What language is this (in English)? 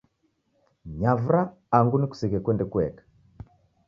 Taita